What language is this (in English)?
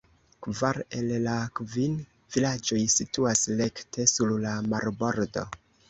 Esperanto